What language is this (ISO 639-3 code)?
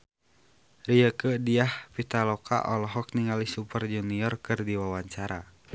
sun